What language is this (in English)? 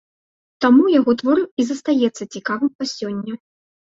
Belarusian